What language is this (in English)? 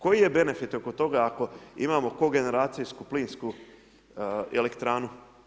Croatian